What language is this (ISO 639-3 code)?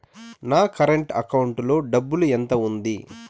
tel